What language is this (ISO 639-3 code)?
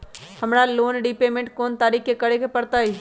mag